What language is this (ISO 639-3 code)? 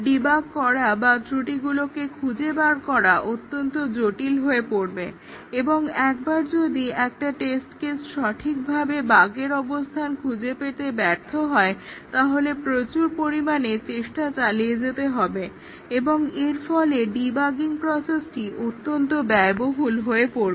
ben